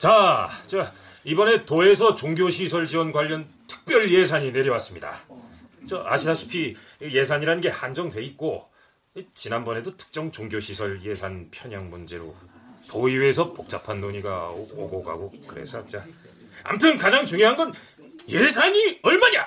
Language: Korean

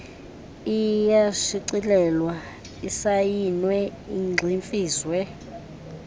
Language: Xhosa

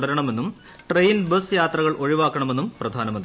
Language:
Malayalam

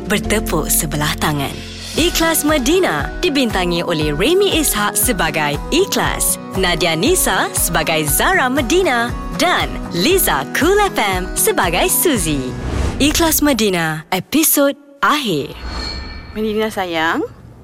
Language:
Malay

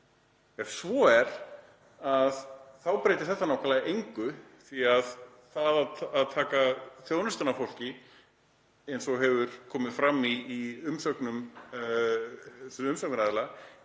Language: Icelandic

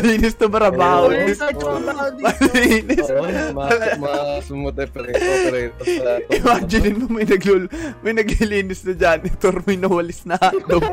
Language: Filipino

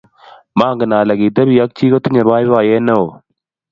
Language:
Kalenjin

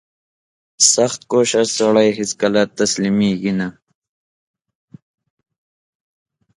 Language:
Pashto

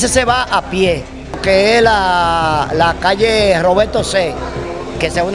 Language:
Spanish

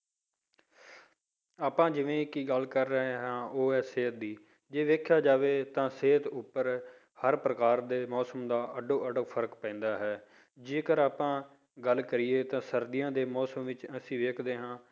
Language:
Punjabi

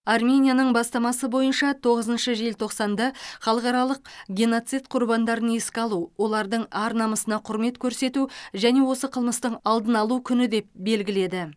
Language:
Kazakh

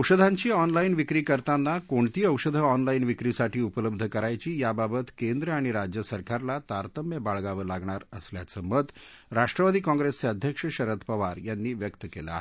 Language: Marathi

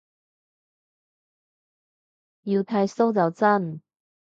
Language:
Cantonese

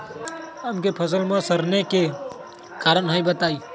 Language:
Magahi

